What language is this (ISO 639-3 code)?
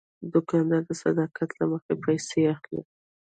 pus